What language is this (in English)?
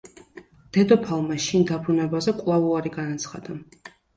Georgian